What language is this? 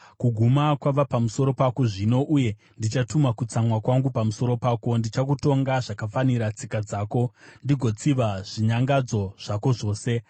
Shona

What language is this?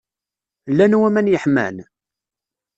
Kabyle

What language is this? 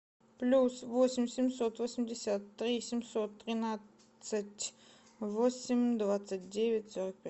Russian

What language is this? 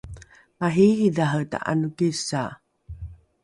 Rukai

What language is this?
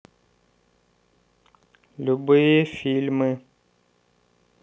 Russian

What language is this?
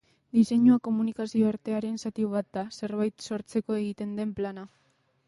Basque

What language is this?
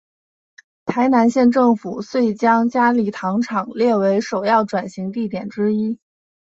Chinese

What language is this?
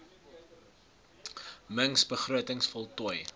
Afrikaans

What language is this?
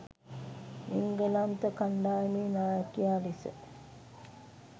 Sinhala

